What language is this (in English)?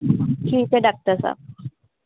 Punjabi